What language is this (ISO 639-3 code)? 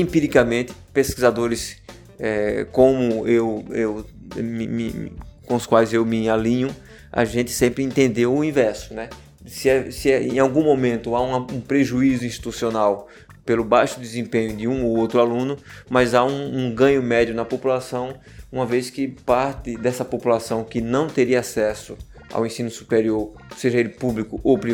por